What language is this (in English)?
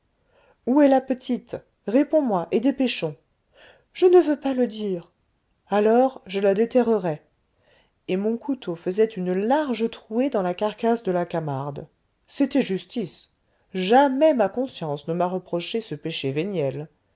French